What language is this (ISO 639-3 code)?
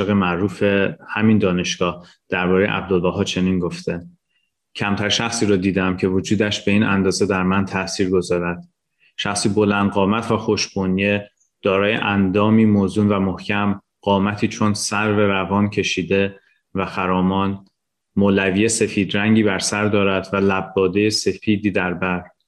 fas